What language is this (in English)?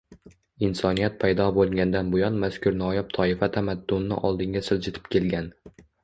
Uzbek